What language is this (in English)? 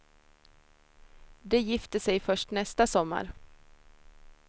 Swedish